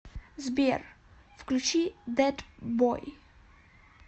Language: Russian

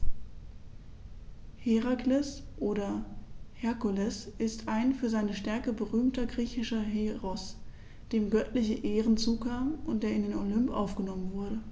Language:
German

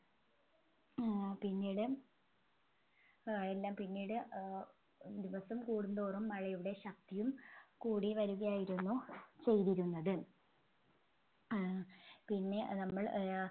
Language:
Malayalam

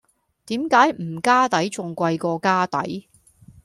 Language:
Cantonese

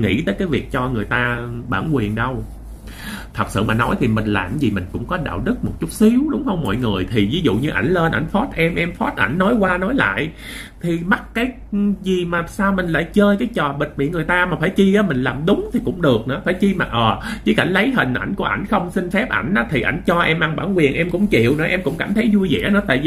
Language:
Vietnamese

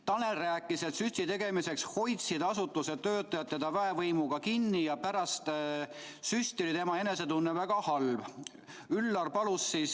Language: Estonian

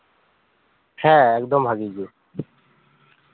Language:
Santali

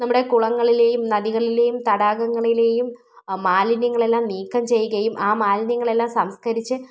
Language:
Malayalam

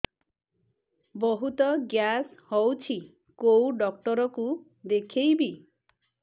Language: Odia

